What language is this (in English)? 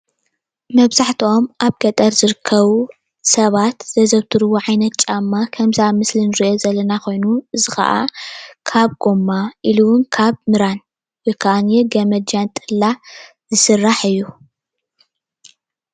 Tigrinya